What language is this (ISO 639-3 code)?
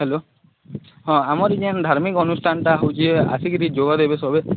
ori